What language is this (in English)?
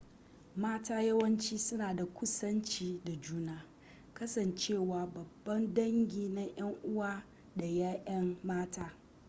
Hausa